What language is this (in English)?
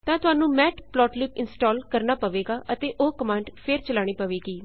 Punjabi